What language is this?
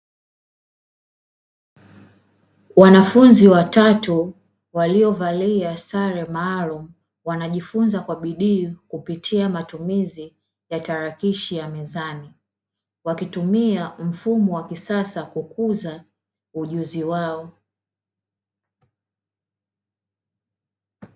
Swahili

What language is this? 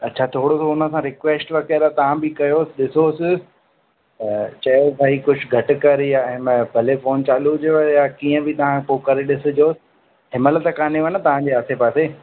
Sindhi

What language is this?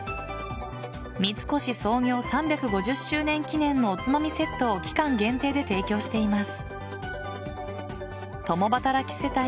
Japanese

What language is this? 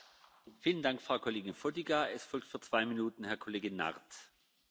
Spanish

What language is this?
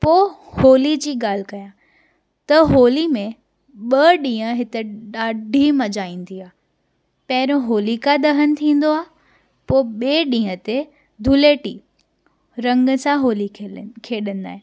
Sindhi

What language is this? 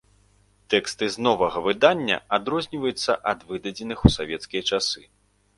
Belarusian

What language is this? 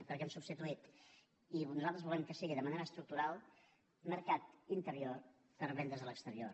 Catalan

